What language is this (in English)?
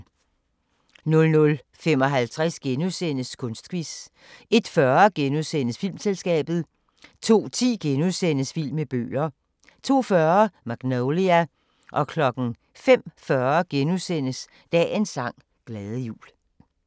Danish